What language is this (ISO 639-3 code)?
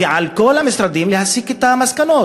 heb